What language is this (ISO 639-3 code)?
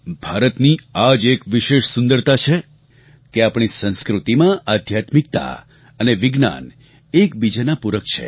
guj